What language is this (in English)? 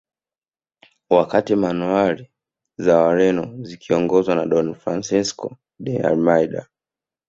Swahili